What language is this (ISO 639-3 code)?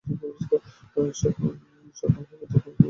ben